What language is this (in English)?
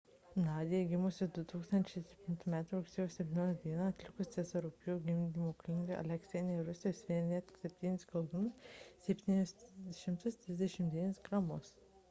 Lithuanian